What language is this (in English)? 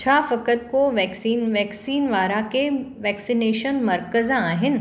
Sindhi